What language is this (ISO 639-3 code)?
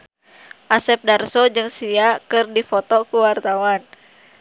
sun